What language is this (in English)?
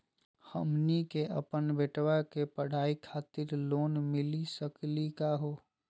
Magahi